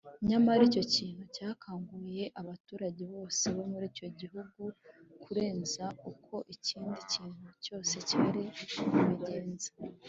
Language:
Kinyarwanda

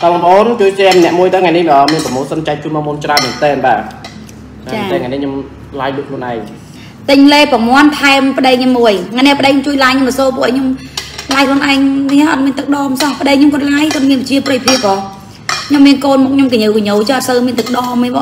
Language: Vietnamese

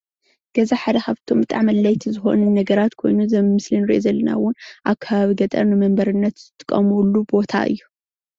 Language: Tigrinya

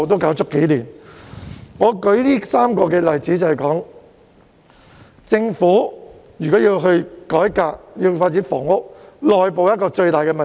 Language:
Cantonese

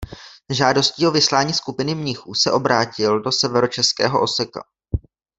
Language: Czech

